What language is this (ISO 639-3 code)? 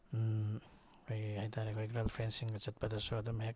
mni